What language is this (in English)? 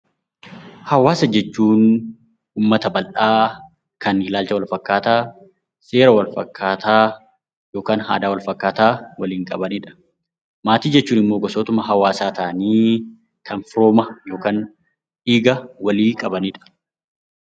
Oromo